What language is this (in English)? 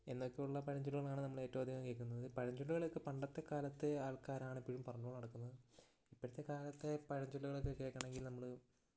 Malayalam